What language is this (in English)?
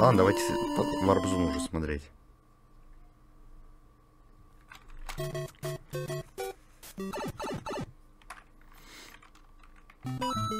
Russian